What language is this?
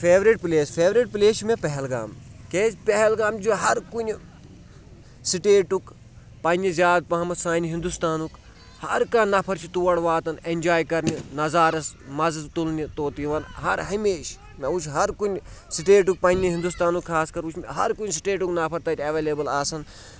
Kashmiri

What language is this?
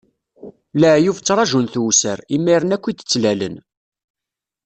Kabyle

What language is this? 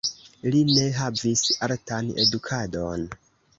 Esperanto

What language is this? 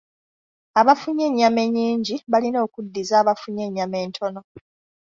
Ganda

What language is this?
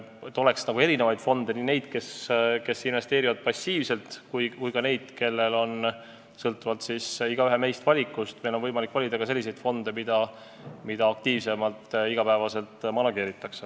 Estonian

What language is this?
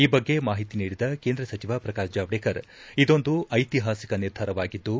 Kannada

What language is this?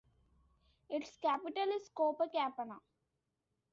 English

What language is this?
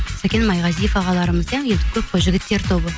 Kazakh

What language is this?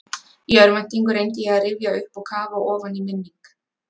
Icelandic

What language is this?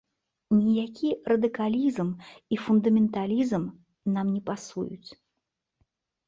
Belarusian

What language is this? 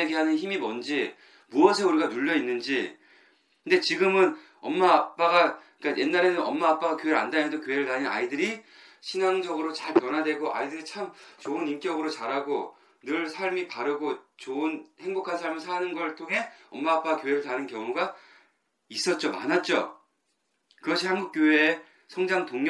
Korean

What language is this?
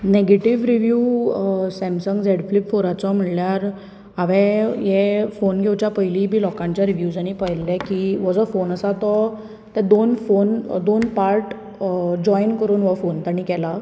Konkani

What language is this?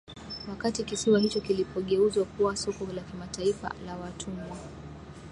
Swahili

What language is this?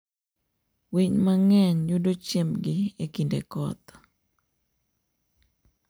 Luo (Kenya and Tanzania)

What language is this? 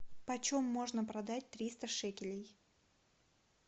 Russian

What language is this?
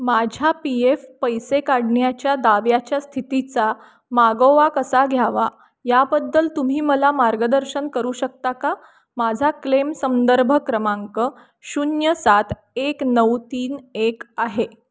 Marathi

